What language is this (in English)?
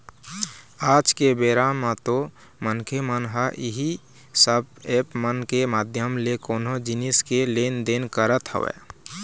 Chhattisgarhi